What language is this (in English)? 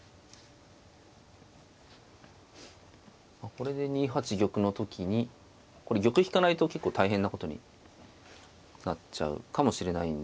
Japanese